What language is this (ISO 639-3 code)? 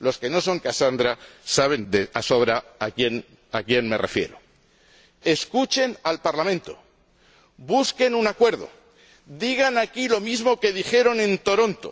spa